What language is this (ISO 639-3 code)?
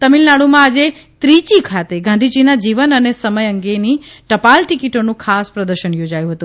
guj